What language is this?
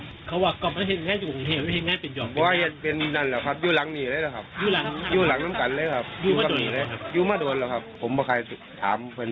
Thai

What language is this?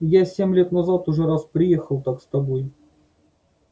Russian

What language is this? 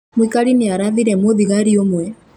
Kikuyu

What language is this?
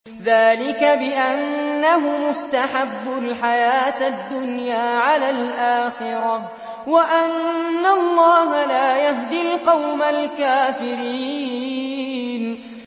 Arabic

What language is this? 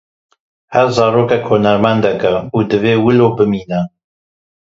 Kurdish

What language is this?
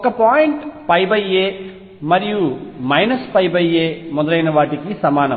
Telugu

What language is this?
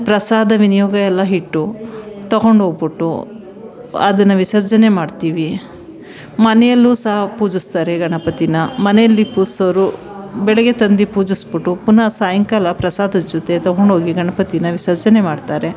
Kannada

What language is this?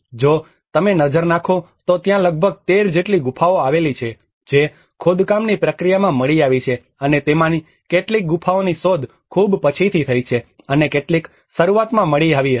Gujarati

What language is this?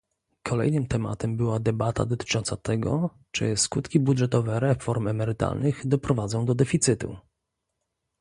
Polish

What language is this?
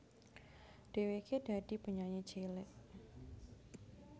Javanese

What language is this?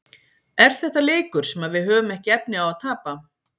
Icelandic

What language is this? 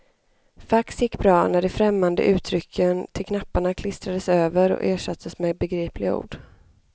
Swedish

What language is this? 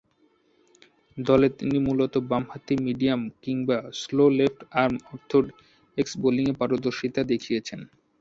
Bangla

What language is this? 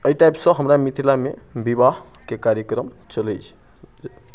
Maithili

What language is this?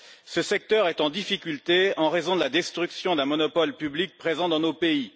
French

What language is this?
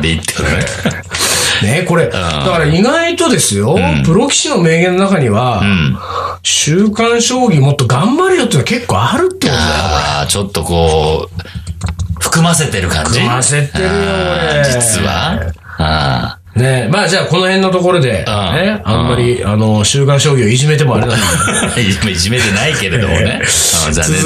Japanese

